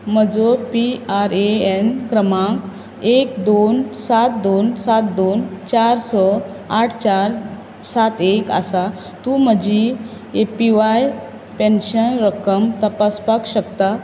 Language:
Konkani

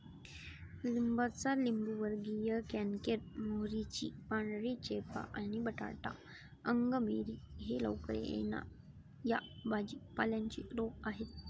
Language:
Marathi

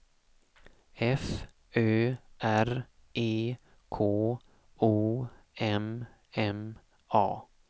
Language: Swedish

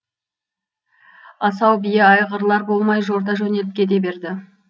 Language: Kazakh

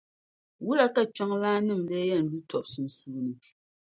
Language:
Dagbani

